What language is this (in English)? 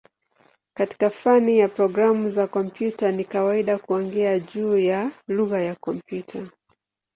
Swahili